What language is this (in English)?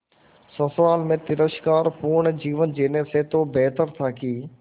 Hindi